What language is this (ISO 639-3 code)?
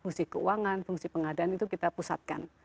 ind